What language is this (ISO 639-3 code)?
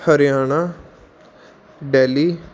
pan